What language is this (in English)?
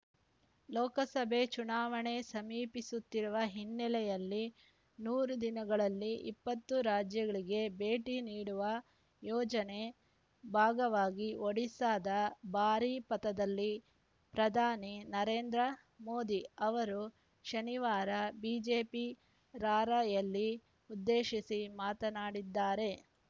Kannada